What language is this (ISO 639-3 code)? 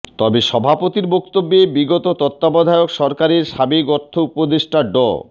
ben